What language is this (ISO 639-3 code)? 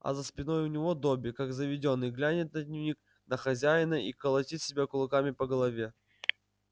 rus